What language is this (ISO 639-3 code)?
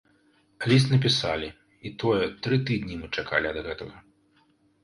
bel